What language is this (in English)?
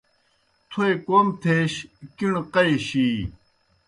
Kohistani Shina